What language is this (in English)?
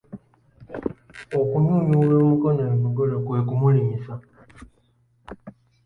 Ganda